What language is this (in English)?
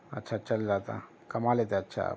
Urdu